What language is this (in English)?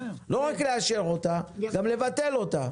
Hebrew